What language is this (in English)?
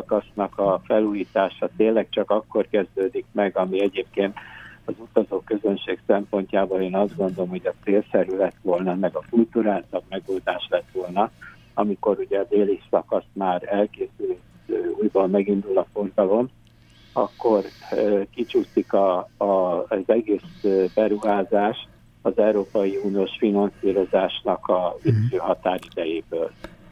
Hungarian